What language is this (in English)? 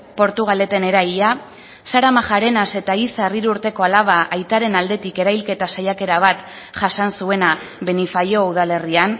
Basque